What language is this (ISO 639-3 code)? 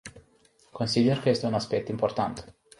ron